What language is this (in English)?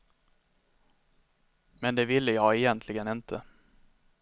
Swedish